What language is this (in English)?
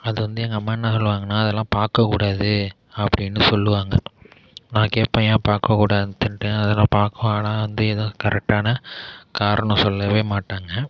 Tamil